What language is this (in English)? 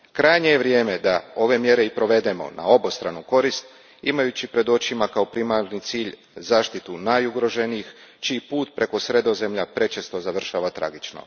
Croatian